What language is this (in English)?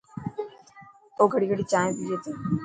Dhatki